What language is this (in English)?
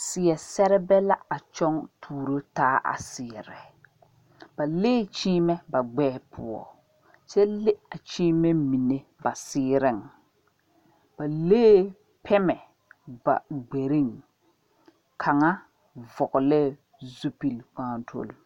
Southern Dagaare